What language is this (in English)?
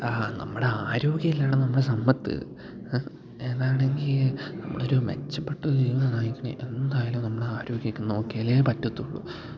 Malayalam